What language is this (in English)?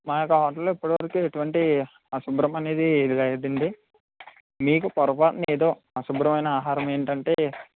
Telugu